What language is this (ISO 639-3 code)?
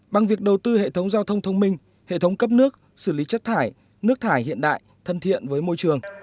vie